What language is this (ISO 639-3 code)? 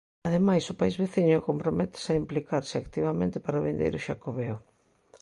glg